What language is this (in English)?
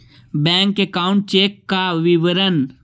Magahi